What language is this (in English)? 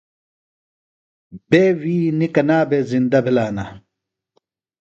Phalura